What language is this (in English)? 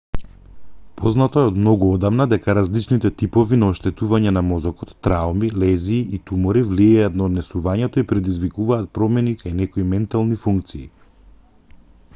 Macedonian